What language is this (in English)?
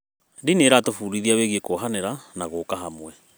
Kikuyu